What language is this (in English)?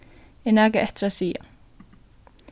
Faroese